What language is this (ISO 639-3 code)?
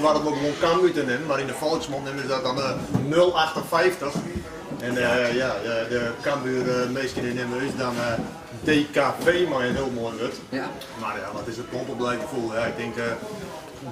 nld